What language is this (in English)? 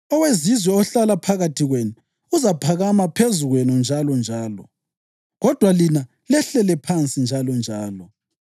North Ndebele